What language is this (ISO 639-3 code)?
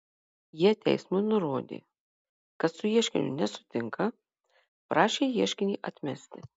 lit